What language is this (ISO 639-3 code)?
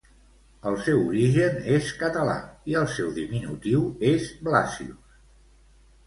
cat